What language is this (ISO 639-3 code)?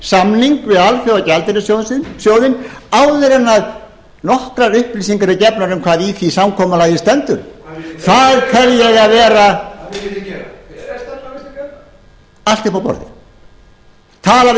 isl